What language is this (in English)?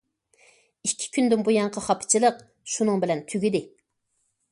Uyghur